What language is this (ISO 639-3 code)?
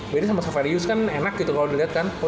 ind